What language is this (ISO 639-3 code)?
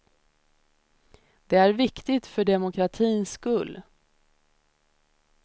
swe